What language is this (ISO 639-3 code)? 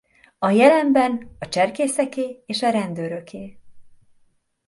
hun